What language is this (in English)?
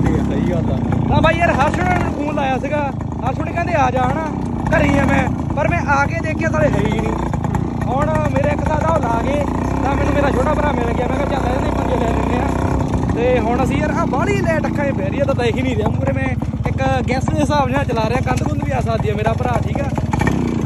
Punjabi